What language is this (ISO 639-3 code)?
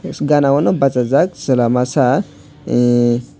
trp